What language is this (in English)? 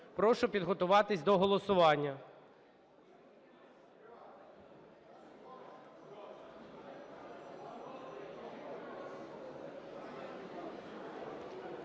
Ukrainian